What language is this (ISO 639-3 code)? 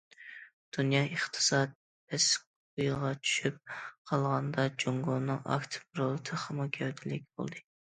uig